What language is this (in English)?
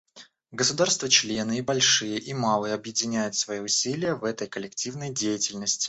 Russian